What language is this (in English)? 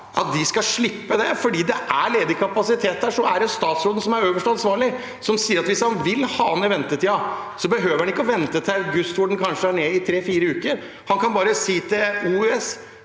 Norwegian